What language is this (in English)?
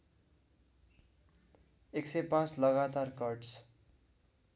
Nepali